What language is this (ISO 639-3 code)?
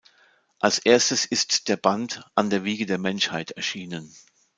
deu